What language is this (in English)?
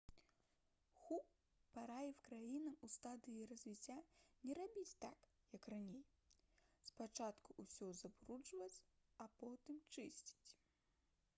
Belarusian